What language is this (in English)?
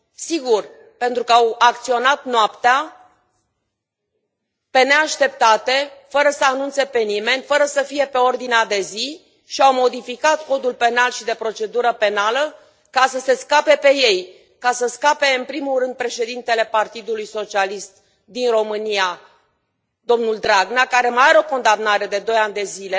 Romanian